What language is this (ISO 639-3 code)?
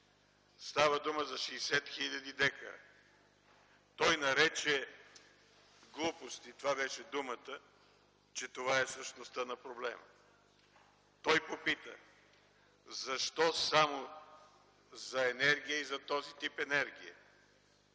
bul